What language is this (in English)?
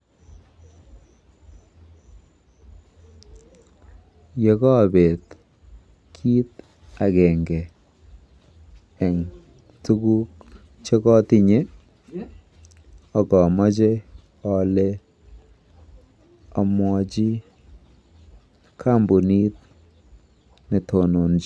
Kalenjin